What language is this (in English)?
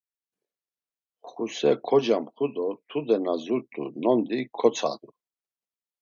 Laz